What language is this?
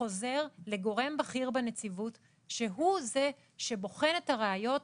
Hebrew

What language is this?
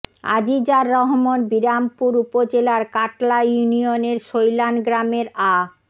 Bangla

